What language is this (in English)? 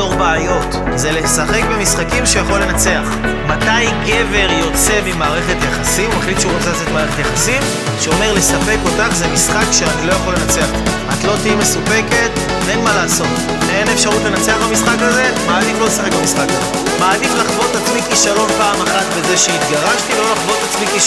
Hebrew